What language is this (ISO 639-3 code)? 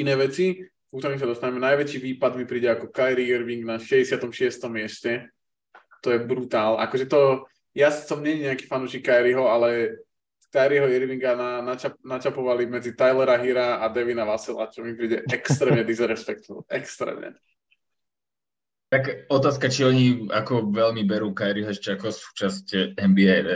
slk